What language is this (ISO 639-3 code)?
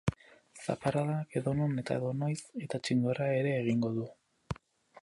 eus